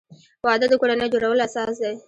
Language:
Pashto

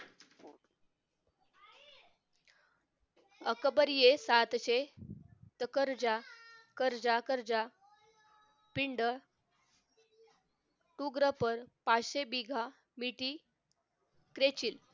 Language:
Marathi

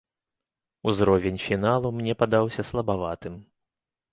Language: Belarusian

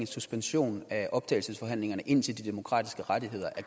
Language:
Danish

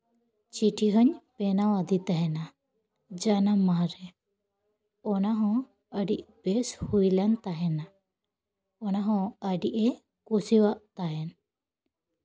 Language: Santali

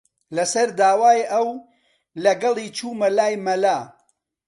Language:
Central Kurdish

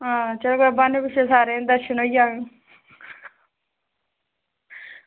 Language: Dogri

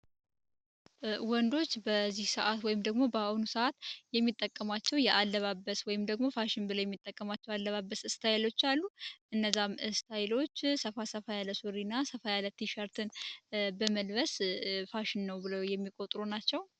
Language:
Amharic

